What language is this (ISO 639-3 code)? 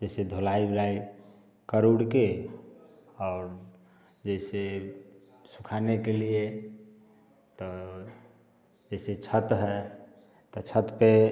hin